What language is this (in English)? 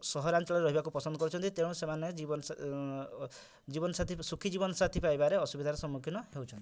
Odia